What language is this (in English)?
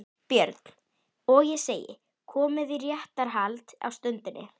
Icelandic